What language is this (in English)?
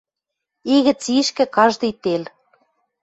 Western Mari